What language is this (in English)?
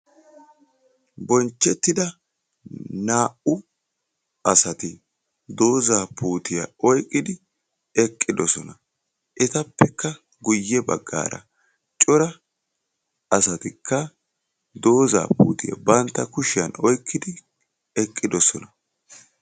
Wolaytta